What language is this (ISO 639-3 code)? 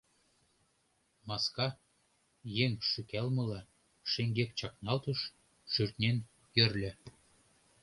chm